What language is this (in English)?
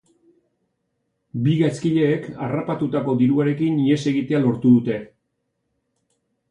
Basque